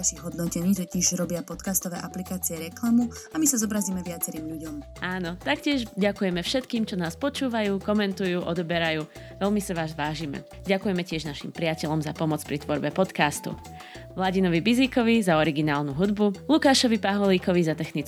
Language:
Slovak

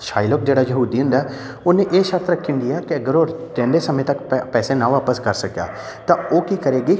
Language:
Punjabi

